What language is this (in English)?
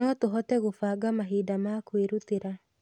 Kikuyu